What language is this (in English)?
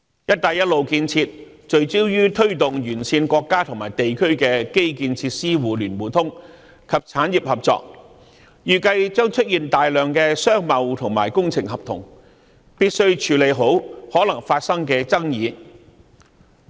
Cantonese